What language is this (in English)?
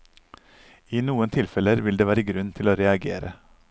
Norwegian